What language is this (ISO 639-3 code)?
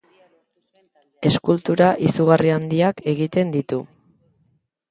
eus